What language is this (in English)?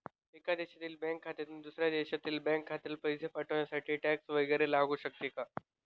Marathi